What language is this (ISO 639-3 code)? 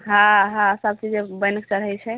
mai